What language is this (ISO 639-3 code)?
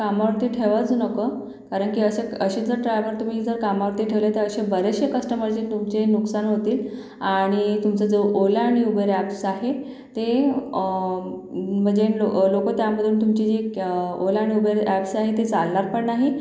mar